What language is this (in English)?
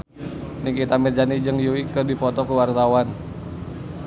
Sundanese